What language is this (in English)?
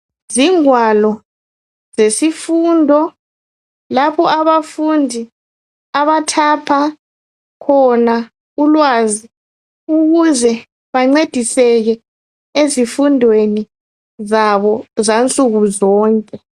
North Ndebele